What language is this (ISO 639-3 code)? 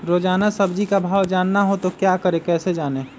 mag